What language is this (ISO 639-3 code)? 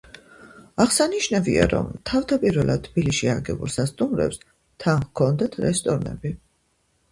kat